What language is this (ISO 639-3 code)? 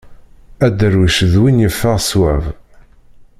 kab